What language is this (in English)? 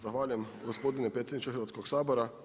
Croatian